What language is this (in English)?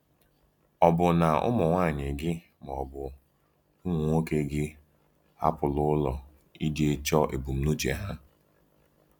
Igbo